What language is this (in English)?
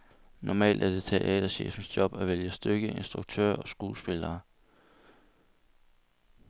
Danish